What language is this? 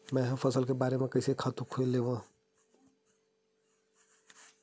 Chhattisgarhi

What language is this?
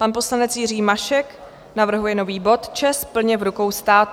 Czech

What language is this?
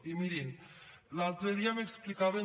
Catalan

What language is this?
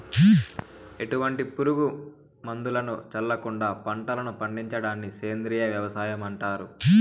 Telugu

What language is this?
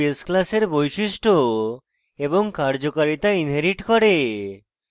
Bangla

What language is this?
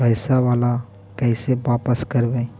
Magahi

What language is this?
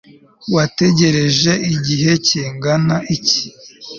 Kinyarwanda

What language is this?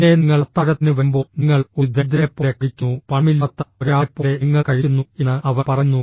Malayalam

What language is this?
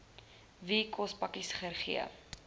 Afrikaans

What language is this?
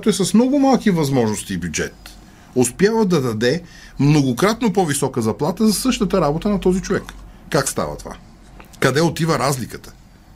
Bulgarian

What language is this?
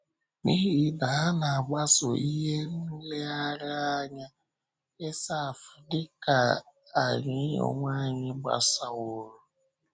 Igbo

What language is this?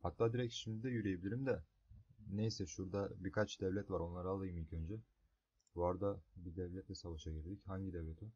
Turkish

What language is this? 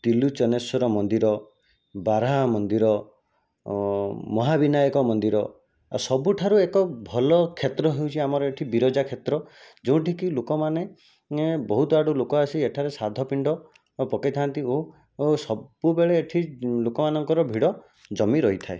Odia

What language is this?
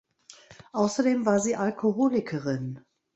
German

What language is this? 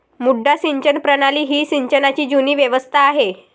Marathi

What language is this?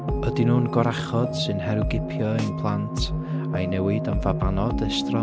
Welsh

